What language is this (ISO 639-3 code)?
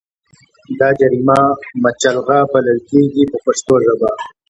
pus